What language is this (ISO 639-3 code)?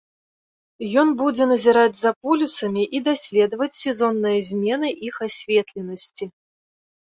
bel